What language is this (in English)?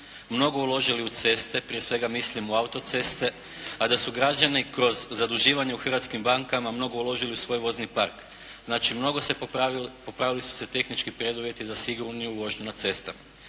Croatian